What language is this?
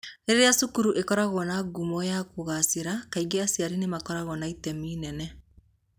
Kikuyu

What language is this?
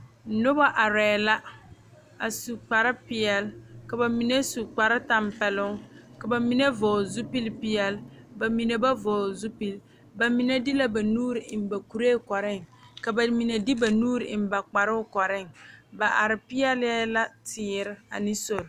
Southern Dagaare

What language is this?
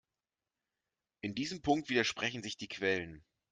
German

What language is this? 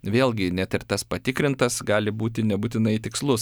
Lithuanian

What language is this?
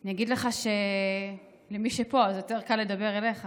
Hebrew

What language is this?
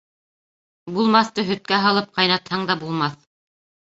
Bashkir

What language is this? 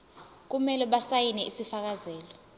Zulu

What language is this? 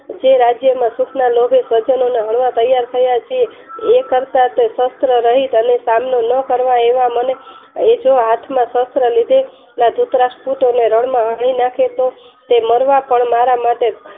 Gujarati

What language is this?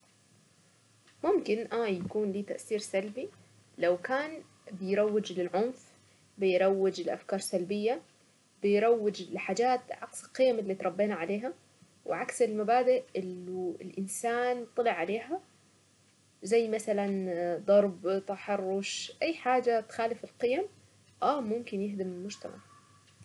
Saidi Arabic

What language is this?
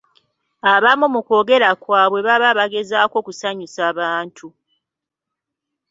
Ganda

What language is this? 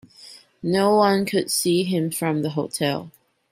English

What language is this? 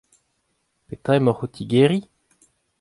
Breton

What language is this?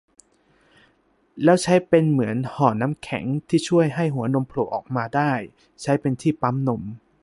Thai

